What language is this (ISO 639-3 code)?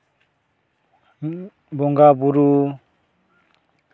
sat